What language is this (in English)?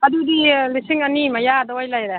Manipuri